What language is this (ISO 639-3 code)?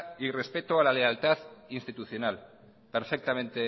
spa